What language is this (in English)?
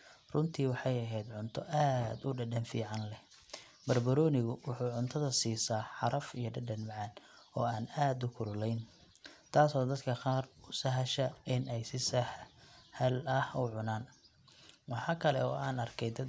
Somali